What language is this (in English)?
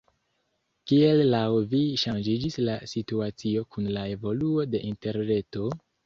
Esperanto